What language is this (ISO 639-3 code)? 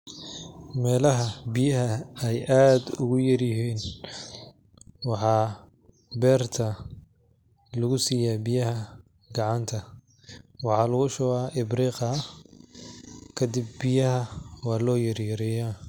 som